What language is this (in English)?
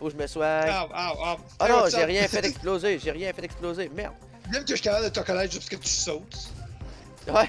French